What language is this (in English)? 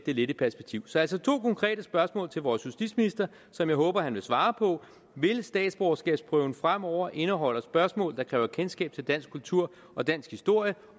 Danish